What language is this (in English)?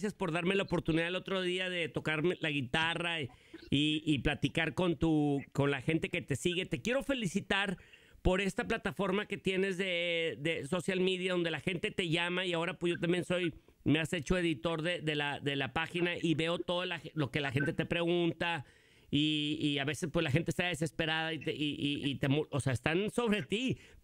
Spanish